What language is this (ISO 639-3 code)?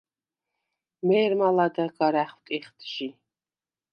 sva